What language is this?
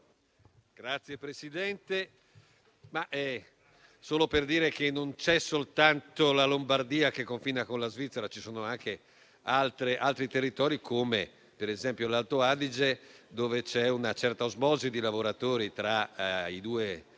Italian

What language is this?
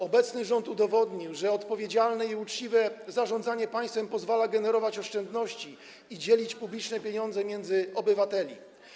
Polish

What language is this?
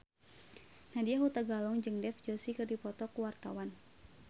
Sundanese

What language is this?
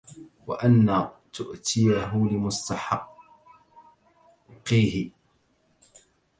Arabic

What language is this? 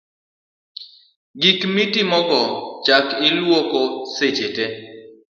Luo (Kenya and Tanzania)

